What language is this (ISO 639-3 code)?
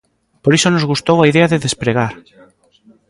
glg